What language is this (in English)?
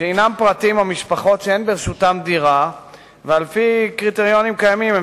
Hebrew